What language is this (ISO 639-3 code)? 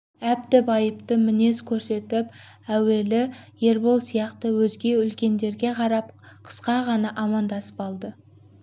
kaz